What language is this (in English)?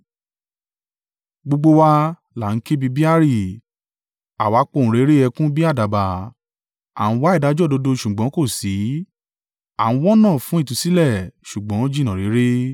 Yoruba